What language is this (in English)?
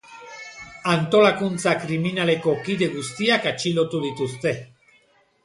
Basque